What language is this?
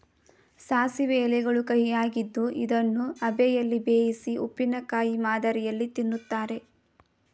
Kannada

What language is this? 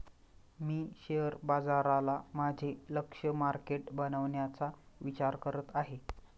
Marathi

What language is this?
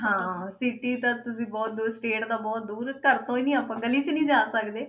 Punjabi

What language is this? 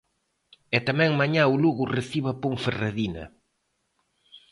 Galician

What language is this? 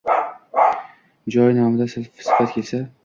Uzbek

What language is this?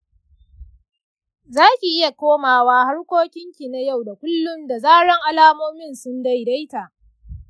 Hausa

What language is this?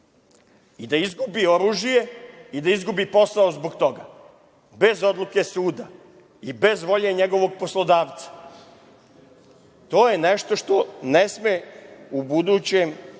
Serbian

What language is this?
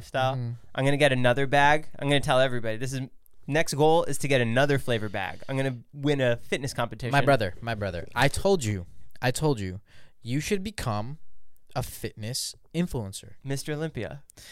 English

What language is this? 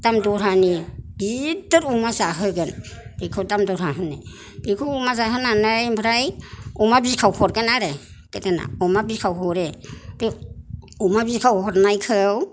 Bodo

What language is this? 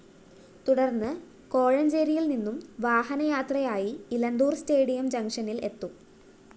Malayalam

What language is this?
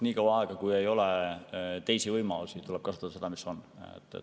Estonian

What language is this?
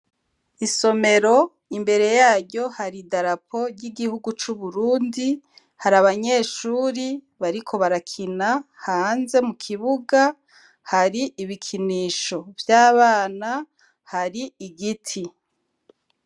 Rundi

